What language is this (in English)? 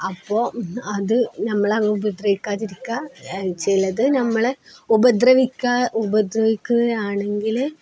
Malayalam